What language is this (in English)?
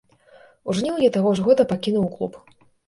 Belarusian